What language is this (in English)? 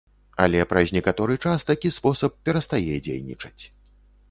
Belarusian